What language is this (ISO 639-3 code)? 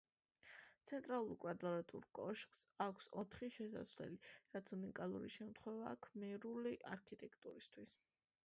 kat